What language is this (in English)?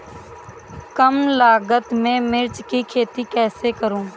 Hindi